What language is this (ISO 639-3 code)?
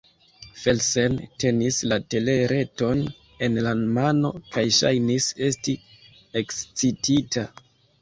epo